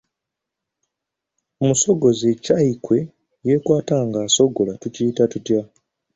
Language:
Ganda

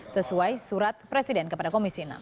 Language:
Indonesian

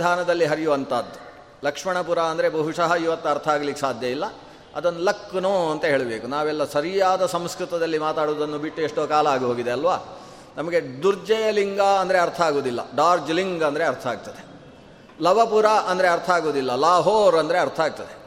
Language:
Kannada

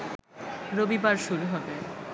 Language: Bangla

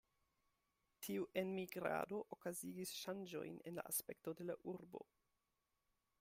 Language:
Esperanto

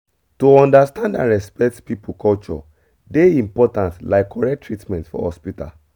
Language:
Nigerian Pidgin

